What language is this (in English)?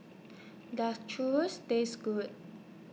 English